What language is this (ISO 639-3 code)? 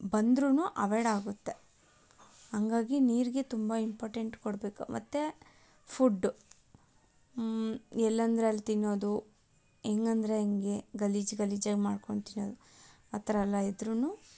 kan